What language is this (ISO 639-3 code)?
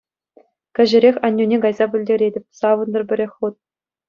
chv